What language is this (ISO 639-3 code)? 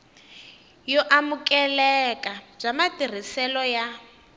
tso